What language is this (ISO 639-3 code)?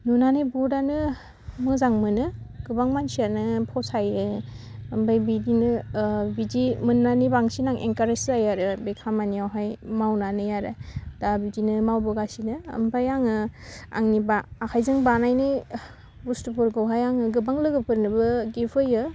brx